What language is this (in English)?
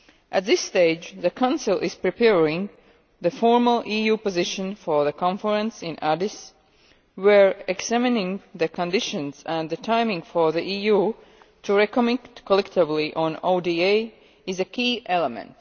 English